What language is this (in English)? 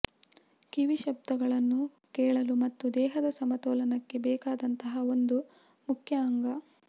Kannada